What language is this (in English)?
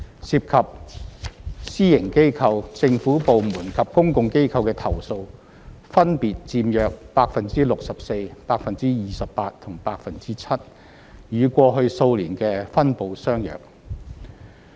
Cantonese